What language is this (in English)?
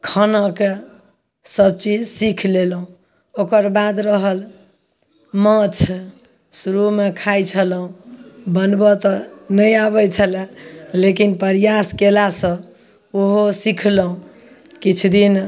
Maithili